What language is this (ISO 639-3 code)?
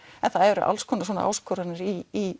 isl